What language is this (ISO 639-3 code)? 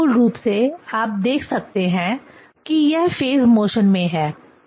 hin